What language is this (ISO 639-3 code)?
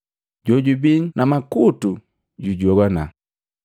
mgv